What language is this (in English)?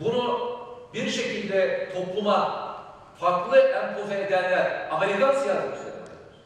Turkish